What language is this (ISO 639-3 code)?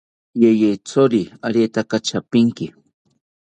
cpy